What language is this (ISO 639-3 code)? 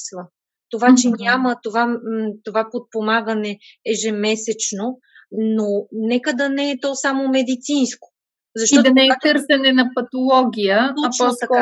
bul